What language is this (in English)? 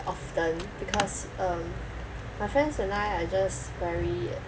English